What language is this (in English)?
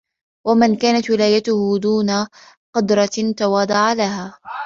Arabic